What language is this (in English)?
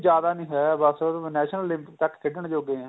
Punjabi